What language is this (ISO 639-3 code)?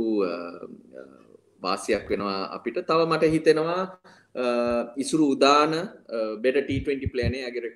hin